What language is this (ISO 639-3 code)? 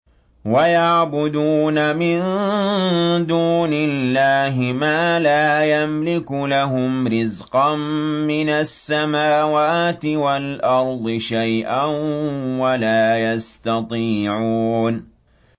ara